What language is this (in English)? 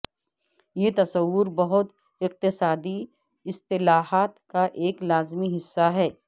Urdu